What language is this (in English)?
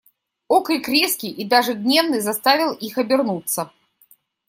Russian